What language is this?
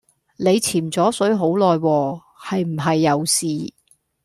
Cantonese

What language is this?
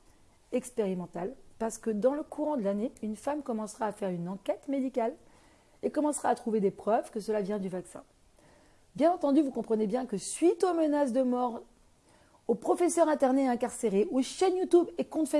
French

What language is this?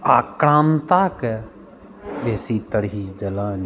Maithili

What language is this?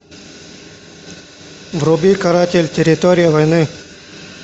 Russian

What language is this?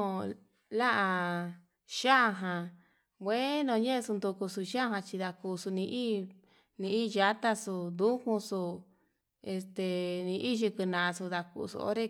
Yutanduchi Mixtec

